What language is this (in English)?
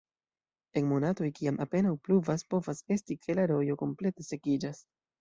Esperanto